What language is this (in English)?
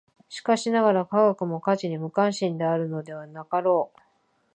Japanese